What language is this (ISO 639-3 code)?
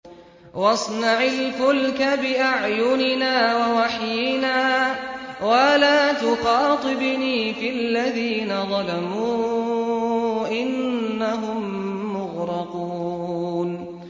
ara